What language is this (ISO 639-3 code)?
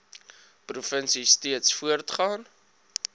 afr